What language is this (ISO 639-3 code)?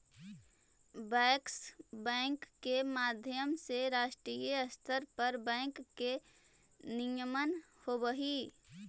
mag